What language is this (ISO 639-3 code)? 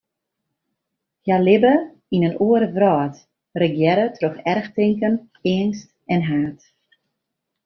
fry